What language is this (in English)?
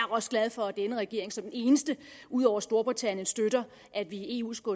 Danish